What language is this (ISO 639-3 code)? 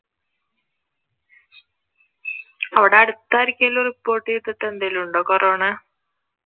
mal